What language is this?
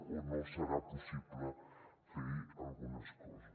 Catalan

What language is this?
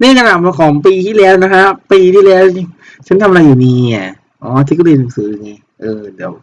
Thai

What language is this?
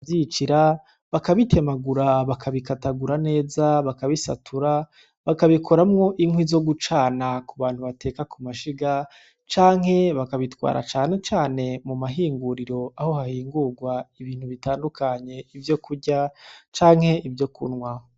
Rundi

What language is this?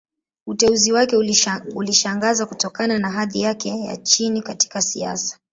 Swahili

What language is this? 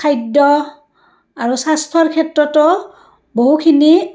Assamese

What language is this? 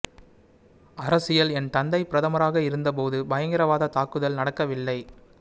Tamil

